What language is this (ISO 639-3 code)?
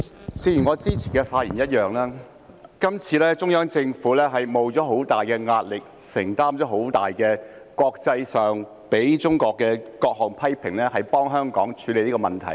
yue